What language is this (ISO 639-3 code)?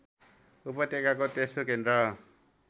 nep